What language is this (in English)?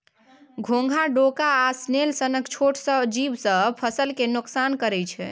Maithili